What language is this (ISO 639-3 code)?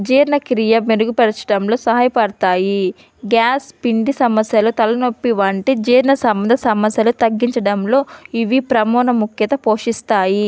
tel